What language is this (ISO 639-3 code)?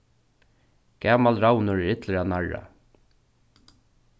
fao